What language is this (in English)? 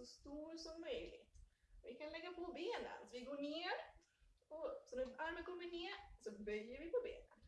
Swedish